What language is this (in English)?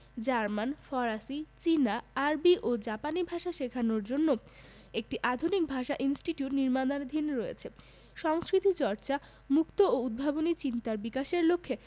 Bangla